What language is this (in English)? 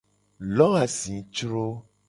Gen